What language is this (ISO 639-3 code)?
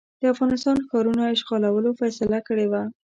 pus